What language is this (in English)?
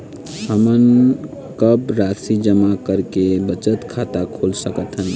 Chhattisgarhi